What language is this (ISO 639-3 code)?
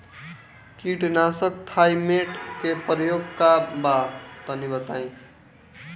bho